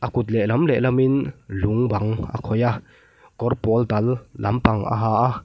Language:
Mizo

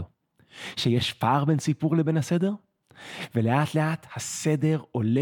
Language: Hebrew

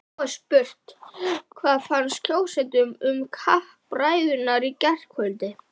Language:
Icelandic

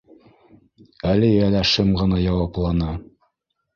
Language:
Bashkir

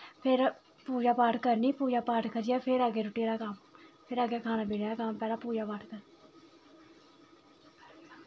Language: Dogri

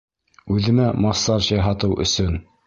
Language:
Bashkir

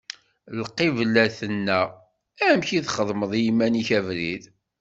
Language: Kabyle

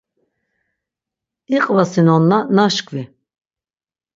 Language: Laz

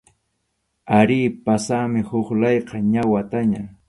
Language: Arequipa-La Unión Quechua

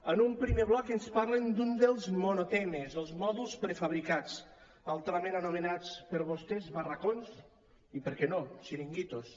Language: Catalan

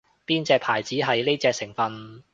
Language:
Cantonese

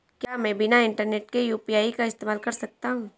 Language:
Hindi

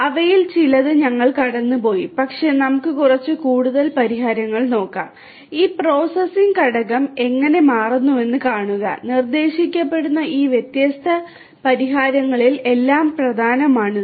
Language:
Malayalam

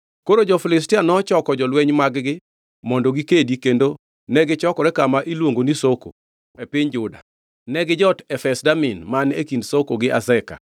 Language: Luo (Kenya and Tanzania)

